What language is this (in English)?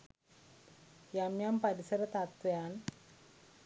Sinhala